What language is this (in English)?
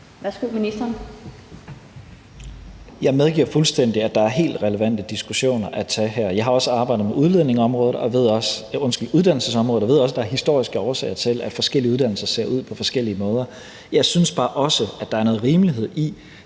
Danish